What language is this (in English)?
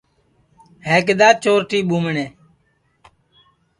Sansi